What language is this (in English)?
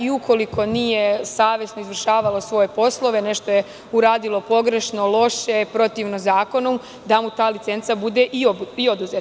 Serbian